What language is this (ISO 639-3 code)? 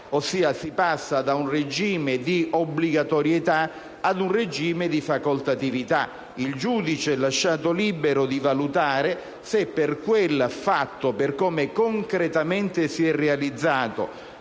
ita